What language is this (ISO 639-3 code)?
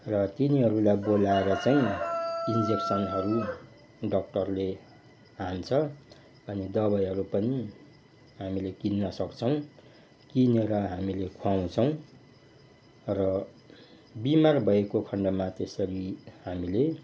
nep